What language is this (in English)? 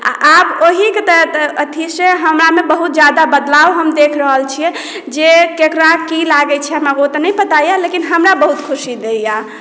Maithili